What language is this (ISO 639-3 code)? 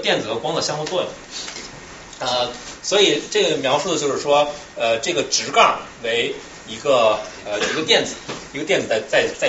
zho